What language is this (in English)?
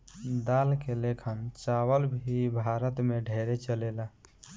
Bhojpuri